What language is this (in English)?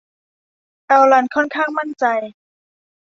Thai